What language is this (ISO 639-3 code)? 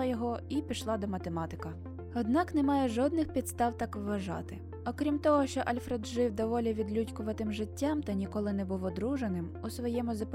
ukr